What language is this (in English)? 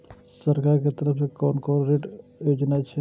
Maithili